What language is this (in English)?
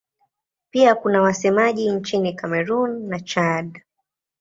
Swahili